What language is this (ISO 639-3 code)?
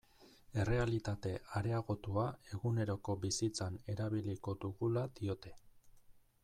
eus